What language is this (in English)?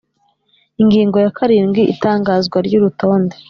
Kinyarwanda